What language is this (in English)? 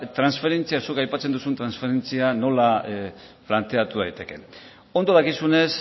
Basque